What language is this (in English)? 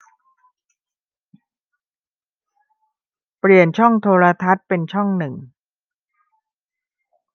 Thai